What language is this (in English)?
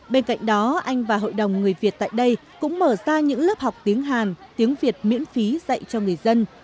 Vietnamese